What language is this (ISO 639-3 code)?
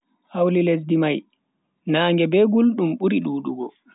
fui